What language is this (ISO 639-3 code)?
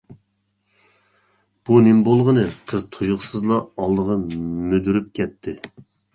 uig